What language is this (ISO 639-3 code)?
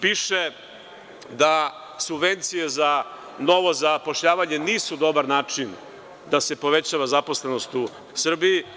srp